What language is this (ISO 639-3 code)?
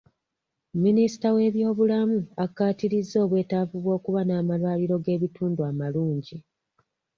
lug